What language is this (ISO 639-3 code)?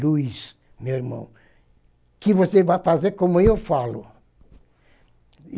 por